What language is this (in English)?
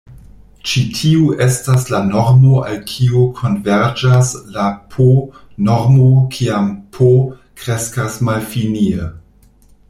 Esperanto